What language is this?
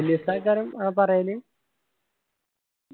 Malayalam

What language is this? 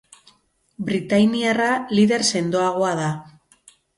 Basque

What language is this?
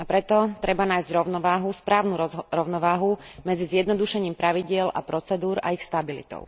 Slovak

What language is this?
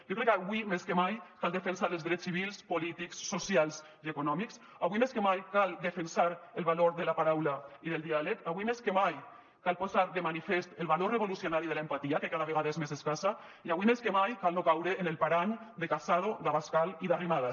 Catalan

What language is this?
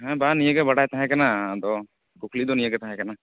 Santali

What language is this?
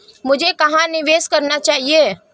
Hindi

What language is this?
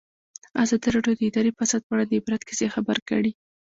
Pashto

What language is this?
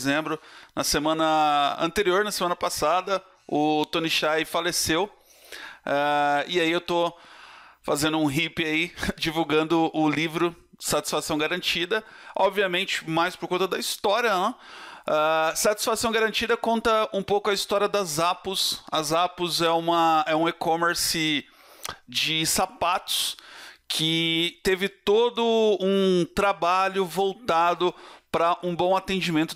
Portuguese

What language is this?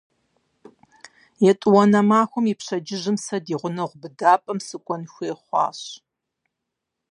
Kabardian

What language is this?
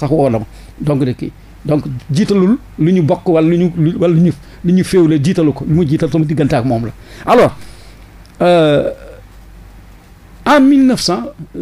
French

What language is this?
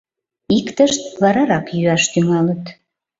Mari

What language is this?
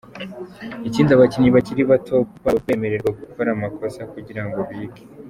Kinyarwanda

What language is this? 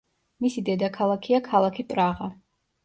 Georgian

